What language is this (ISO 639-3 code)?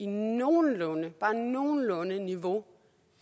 dan